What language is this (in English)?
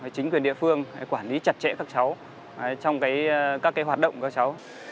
Vietnamese